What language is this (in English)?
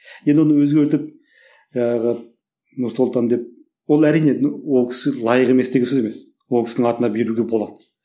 Kazakh